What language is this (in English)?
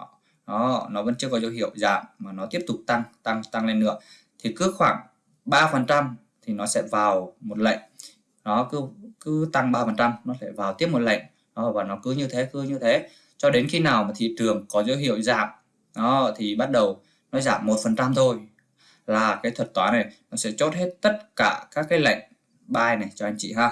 Vietnamese